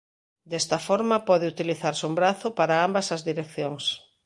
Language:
Galician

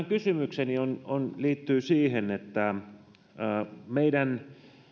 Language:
Finnish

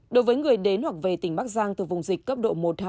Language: Vietnamese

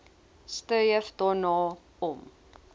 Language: Afrikaans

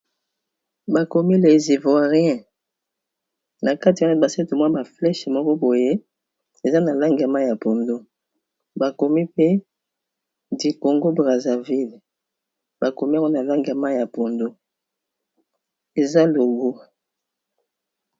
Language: Lingala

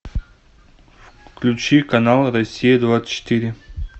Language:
Russian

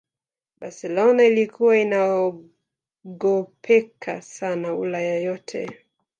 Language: Swahili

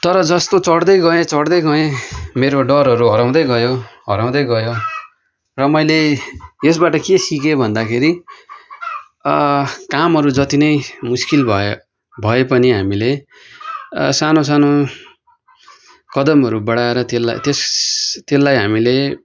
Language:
Nepali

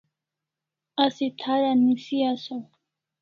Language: Kalasha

